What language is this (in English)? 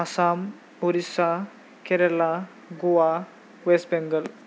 Bodo